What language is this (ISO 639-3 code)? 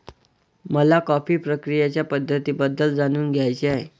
mar